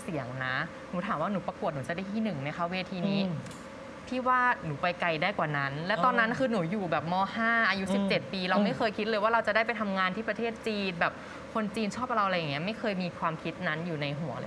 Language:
Thai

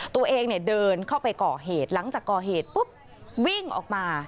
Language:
Thai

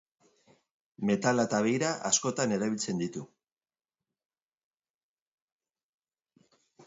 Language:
Basque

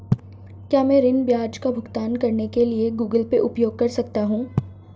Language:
Hindi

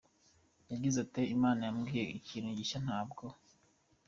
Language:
Kinyarwanda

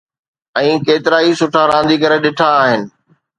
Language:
Sindhi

